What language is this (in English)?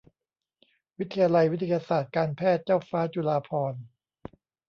Thai